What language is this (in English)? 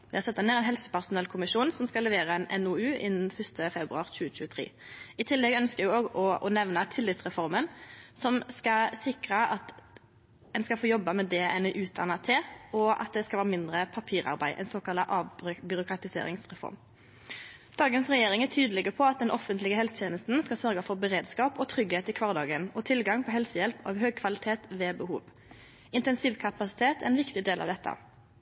Norwegian Nynorsk